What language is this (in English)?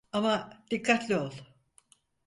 Turkish